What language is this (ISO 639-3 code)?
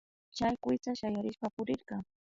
qvi